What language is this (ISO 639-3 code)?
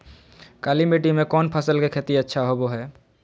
mag